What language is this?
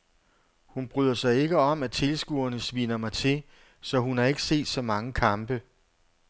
Danish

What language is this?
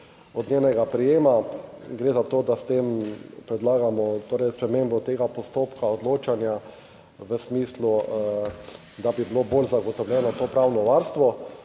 Slovenian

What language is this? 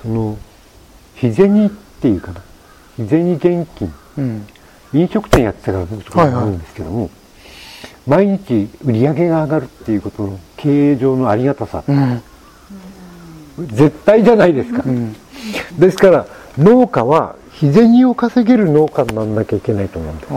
Japanese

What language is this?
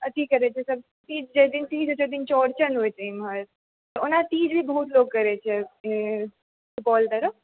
Maithili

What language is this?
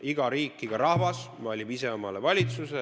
Estonian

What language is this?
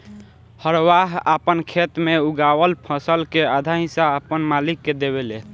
Bhojpuri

